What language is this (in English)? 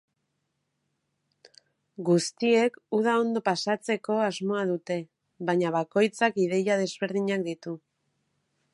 Basque